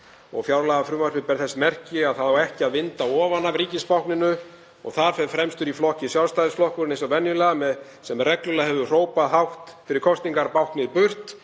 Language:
Icelandic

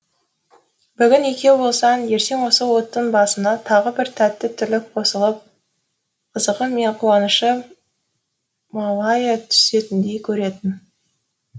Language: Kazakh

